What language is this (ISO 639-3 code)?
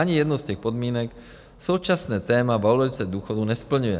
ces